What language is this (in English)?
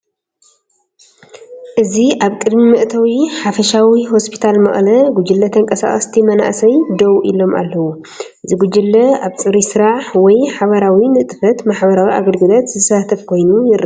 Tigrinya